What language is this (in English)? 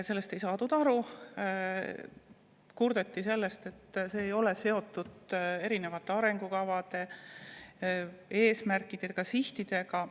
Estonian